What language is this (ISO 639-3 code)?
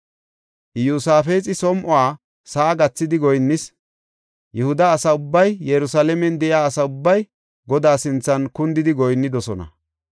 gof